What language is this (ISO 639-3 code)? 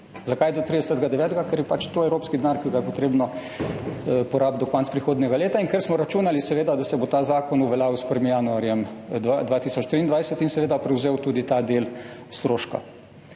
slv